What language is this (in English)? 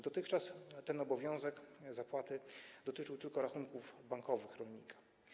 Polish